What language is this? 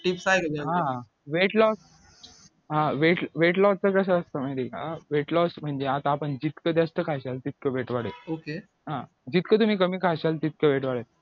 Marathi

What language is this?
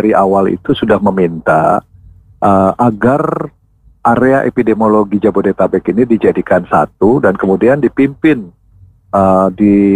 Indonesian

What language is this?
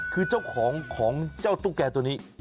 Thai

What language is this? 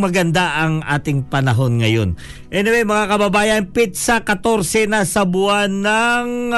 Filipino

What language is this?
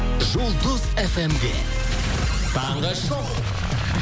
Kazakh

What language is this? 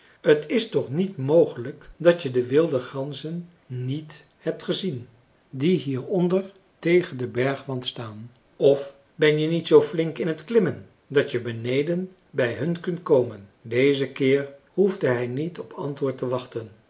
Dutch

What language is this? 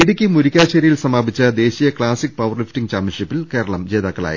Malayalam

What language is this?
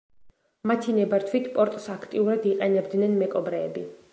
Georgian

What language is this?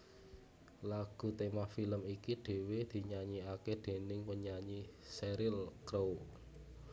Javanese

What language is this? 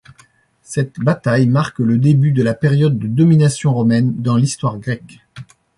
French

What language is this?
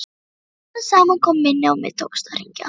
Icelandic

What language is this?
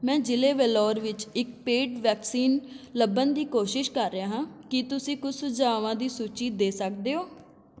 Punjabi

